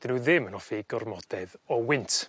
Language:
Welsh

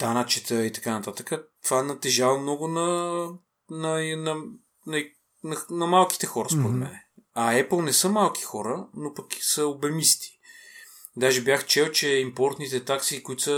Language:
Bulgarian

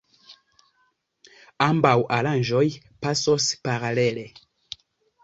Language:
Esperanto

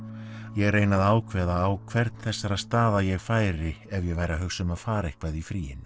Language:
Icelandic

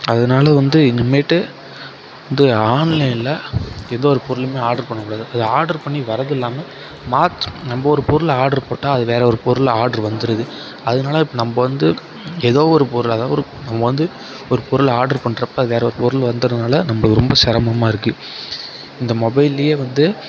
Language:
Tamil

